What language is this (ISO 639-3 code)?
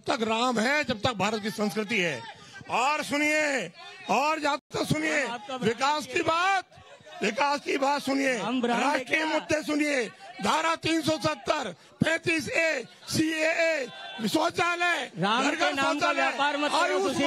hin